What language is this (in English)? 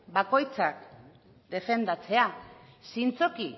Basque